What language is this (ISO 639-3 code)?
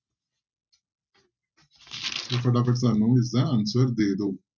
pan